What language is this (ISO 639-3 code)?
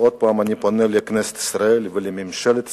heb